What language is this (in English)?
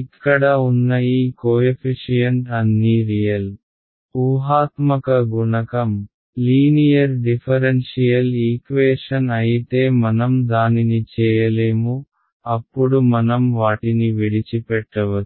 Telugu